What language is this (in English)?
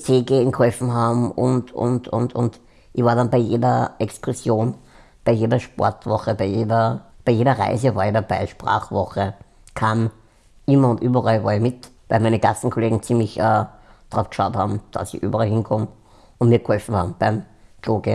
German